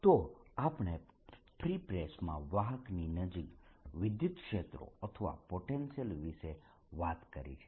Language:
Gujarati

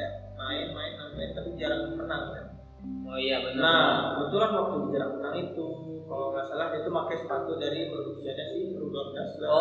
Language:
Indonesian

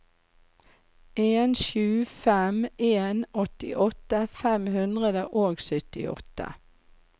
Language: Norwegian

